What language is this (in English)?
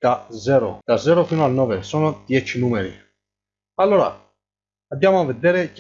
Italian